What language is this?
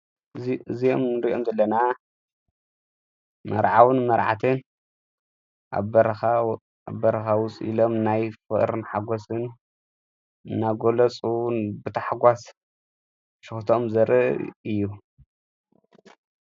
Tigrinya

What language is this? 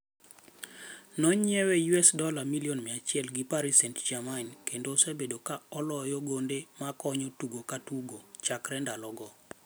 Luo (Kenya and Tanzania)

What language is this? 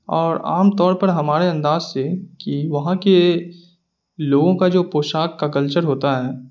Urdu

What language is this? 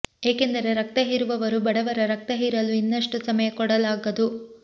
Kannada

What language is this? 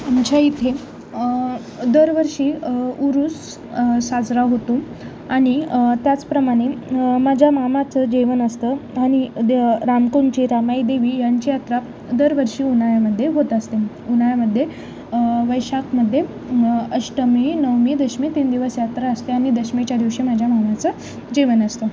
Marathi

